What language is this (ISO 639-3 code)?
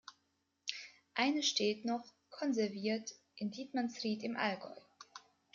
deu